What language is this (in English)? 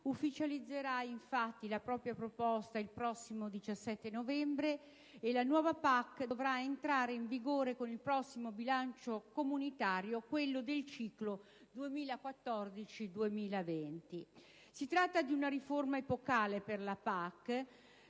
Italian